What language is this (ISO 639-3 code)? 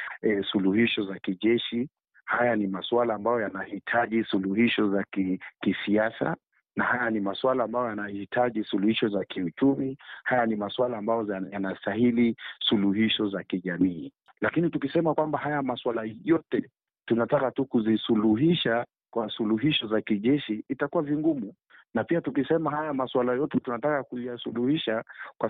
swa